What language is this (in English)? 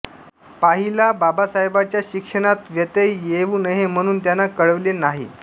Marathi